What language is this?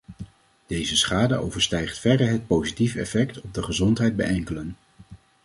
Dutch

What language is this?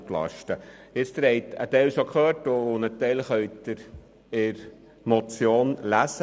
Swiss German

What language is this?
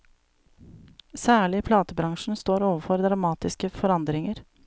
Norwegian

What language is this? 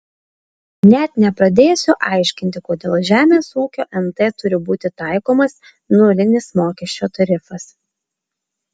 Lithuanian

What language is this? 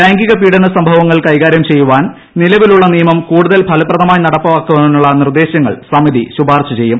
Malayalam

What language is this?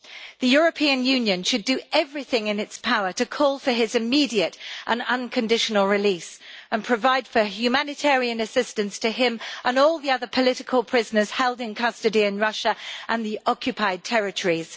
English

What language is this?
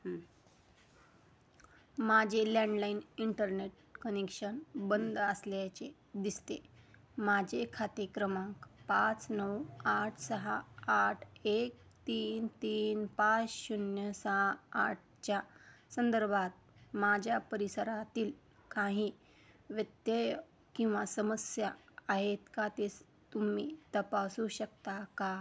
Marathi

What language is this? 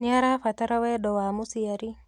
Kikuyu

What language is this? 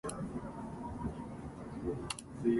Japanese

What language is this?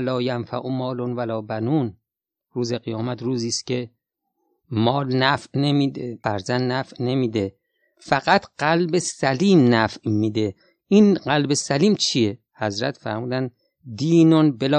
Persian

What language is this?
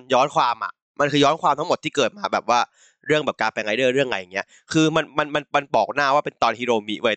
Thai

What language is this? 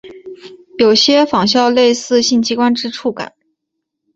Chinese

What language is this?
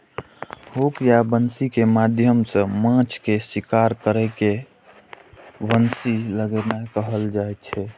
Maithili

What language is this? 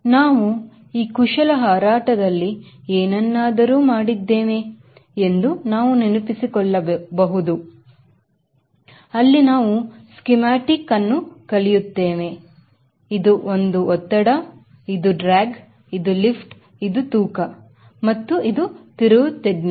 Kannada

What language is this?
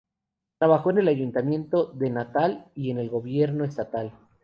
Spanish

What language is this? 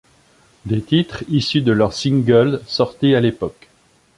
French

